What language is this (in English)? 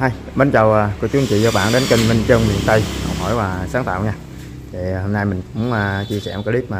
Vietnamese